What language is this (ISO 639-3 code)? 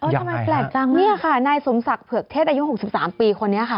tha